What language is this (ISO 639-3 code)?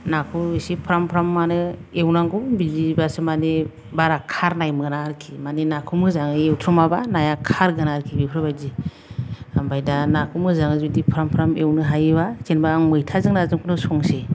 brx